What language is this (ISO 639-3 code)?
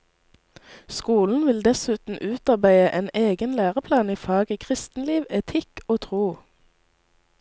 nor